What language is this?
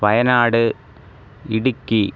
Sanskrit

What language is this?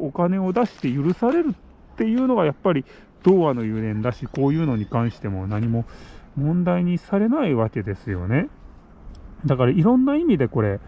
Japanese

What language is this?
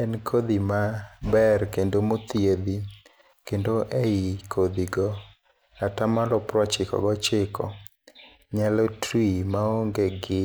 Luo (Kenya and Tanzania)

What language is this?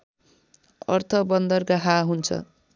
Nepali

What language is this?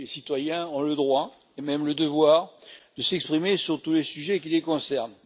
French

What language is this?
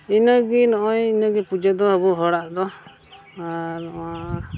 Santali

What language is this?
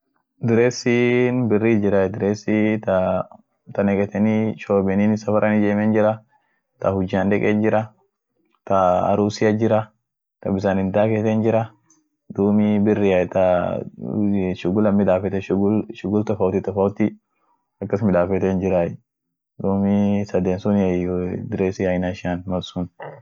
Orma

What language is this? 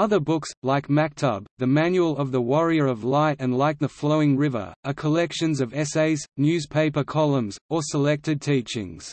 English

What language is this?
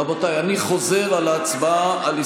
Hebrew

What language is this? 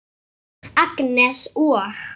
Icelandic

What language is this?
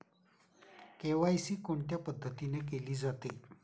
Marathi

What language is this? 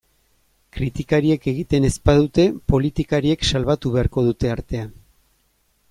Basque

